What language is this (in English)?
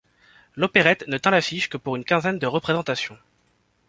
French